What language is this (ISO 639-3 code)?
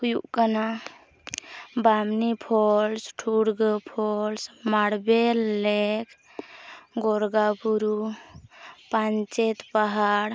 sat